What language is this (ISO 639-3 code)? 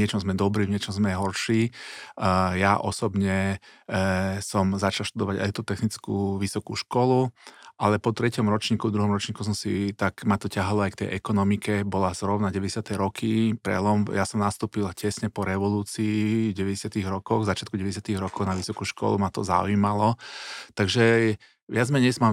slk